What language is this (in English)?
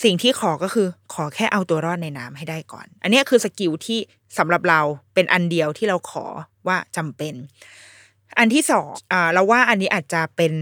Thai